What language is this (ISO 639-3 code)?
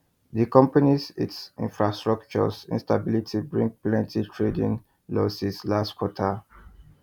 pcm